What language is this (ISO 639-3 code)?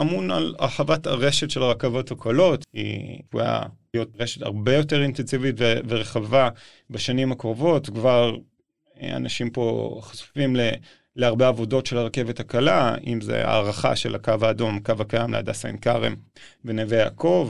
heb